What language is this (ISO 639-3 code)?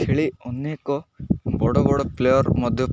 ori